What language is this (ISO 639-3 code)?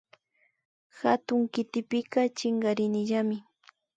qvi